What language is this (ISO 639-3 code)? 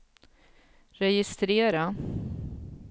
swe